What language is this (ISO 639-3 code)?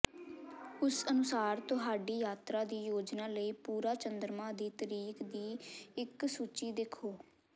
pan